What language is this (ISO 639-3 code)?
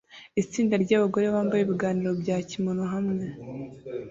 kin